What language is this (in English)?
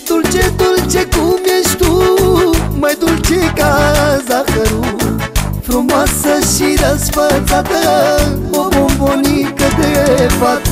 Romanian